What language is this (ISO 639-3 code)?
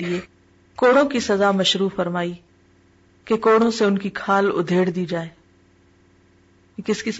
urd